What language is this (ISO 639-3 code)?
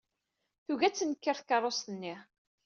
kab